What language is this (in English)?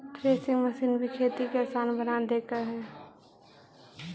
Magahi